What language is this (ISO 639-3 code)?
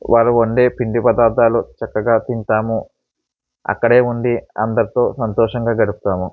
tel